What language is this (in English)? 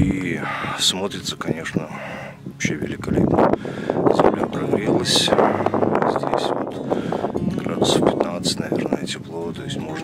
Russian